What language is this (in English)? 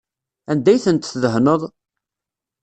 Kabyle